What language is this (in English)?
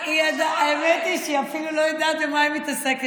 Hebrew